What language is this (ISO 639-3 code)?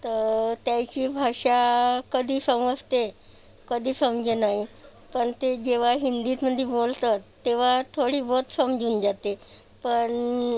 mar